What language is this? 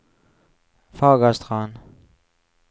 Norwegian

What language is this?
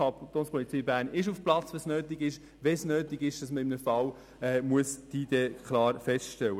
Swiss German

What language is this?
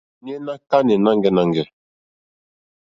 Mokpwe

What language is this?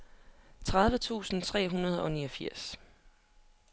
Danish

